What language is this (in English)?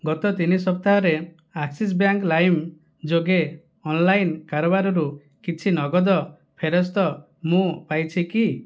Odia